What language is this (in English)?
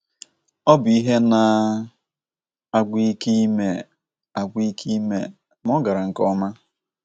Igbo